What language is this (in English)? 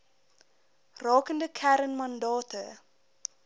Afrikaans